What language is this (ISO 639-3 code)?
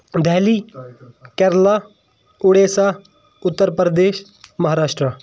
kas